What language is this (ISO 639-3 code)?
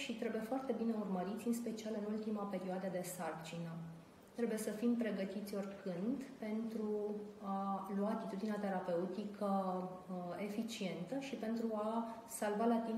ron